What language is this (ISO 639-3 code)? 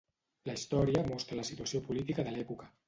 cat